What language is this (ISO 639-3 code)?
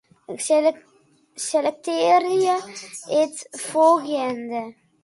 fry